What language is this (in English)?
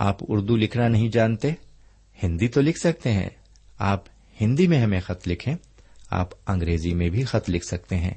Urdu